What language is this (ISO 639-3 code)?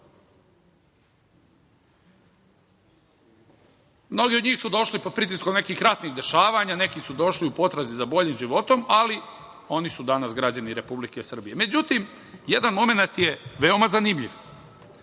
srp